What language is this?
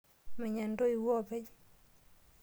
Masai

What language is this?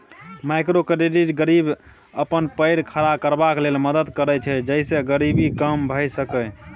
Maithili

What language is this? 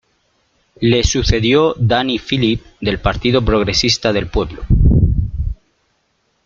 Spanish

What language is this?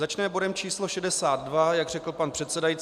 Czech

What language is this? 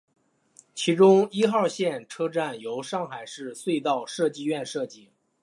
Chinese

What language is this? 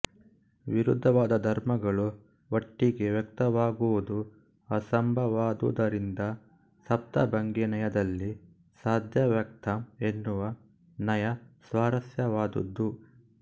Kannada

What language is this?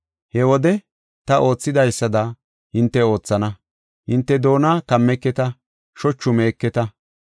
Gofa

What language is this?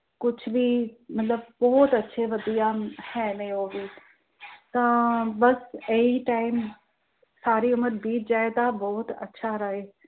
Punjabi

